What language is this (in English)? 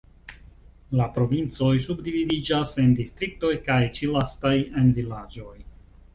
Esperanto